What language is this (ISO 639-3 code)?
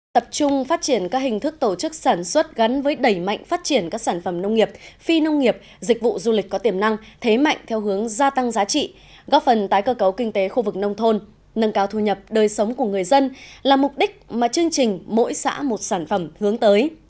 vie